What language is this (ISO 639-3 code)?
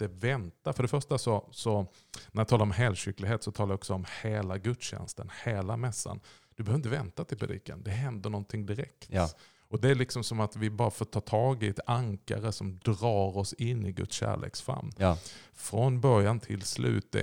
swe